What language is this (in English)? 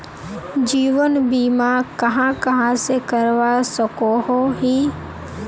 Magahi